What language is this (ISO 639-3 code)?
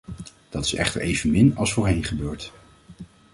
nld